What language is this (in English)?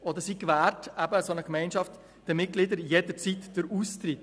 Swiss German